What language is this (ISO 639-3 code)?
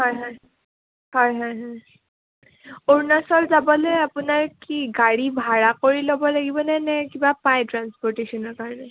asm